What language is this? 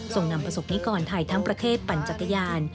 Thai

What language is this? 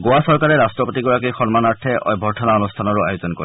Assamese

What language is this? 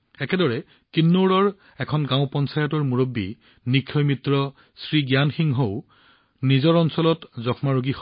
Assamese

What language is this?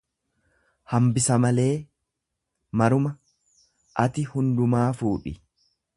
Oromo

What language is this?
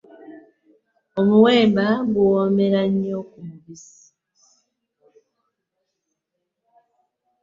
Ganda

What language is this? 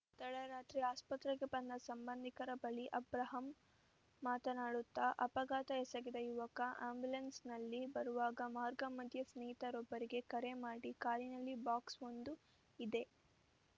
Kannada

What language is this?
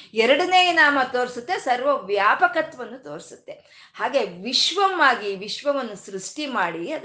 Kannada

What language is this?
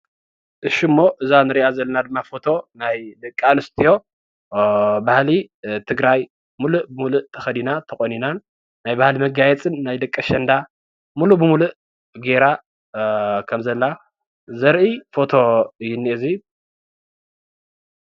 Tigrinya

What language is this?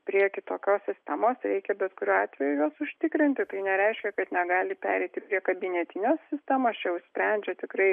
Lithuanian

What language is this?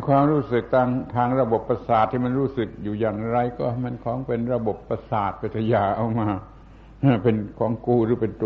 Thai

